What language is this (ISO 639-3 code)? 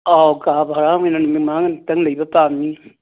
mni